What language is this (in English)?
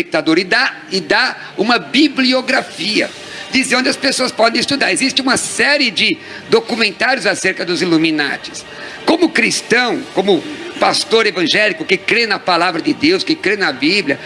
Portuguese